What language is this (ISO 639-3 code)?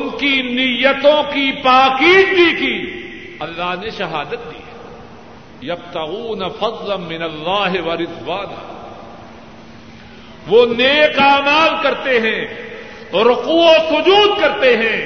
urd